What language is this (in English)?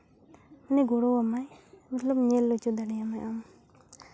Santali